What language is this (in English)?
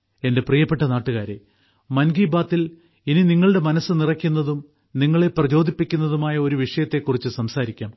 Malayalam